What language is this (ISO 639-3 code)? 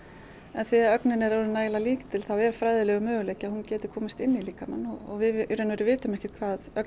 isl